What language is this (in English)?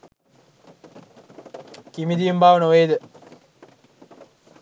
Sinhala